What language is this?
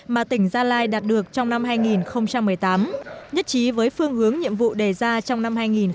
Vietnamese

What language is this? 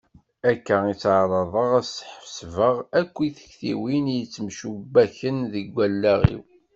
Kabyle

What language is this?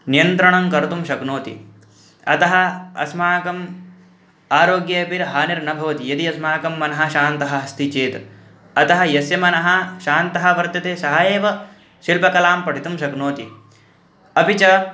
Sanskrit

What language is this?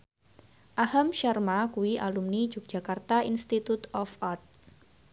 Javanese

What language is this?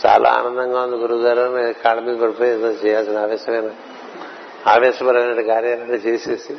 Telugu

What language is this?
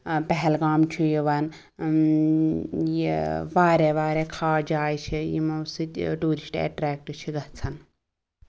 Kashmiri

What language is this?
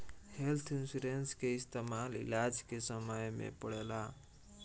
Bhojpuri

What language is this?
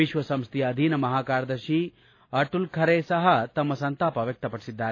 Kannada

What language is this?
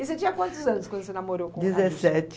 Portuguese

